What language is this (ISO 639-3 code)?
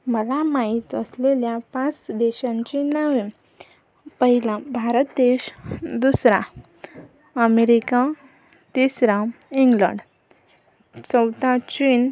mar